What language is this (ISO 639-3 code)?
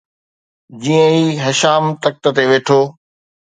snd